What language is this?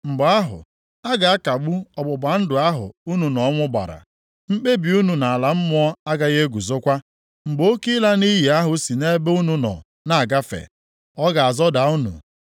Igbo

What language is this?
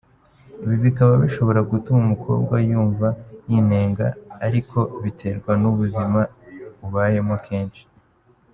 Kinyarwanda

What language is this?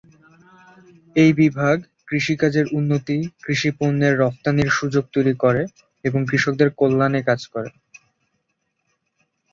Bangla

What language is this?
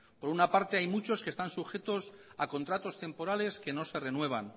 Spanish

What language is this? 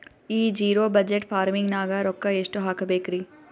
Kannada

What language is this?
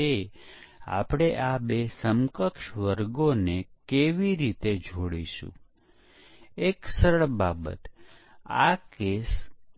Gujarati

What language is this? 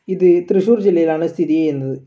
Malayalam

